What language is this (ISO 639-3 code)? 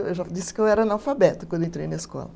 por